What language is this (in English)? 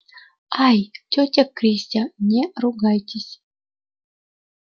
Russian